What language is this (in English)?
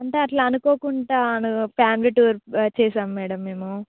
Telugu